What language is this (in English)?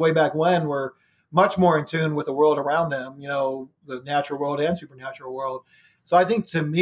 English